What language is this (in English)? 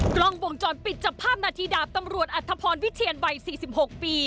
Thai